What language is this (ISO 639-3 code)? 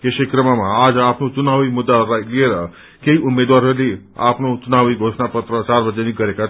nep